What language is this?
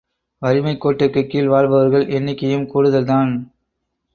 Tamil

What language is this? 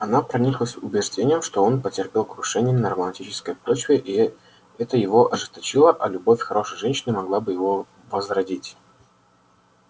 Russian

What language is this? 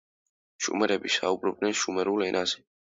Georgian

